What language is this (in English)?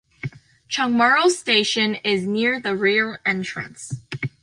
English